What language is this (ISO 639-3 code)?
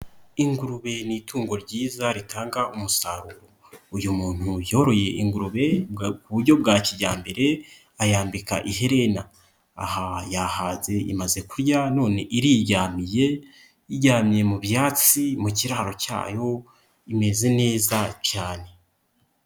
kin